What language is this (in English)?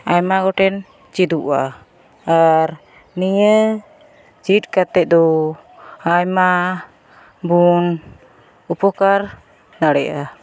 Santali